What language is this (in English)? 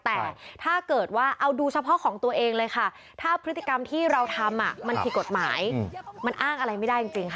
Thai